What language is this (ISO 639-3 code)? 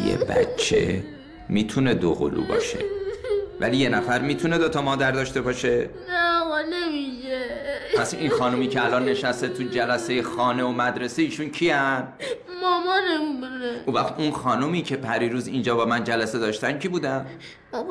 fas